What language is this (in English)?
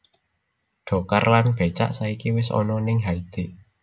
Javanese